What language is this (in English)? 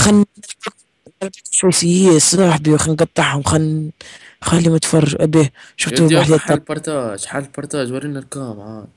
Arabic